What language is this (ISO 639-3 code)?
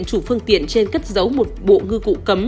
vie